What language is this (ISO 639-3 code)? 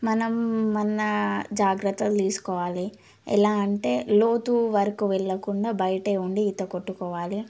tel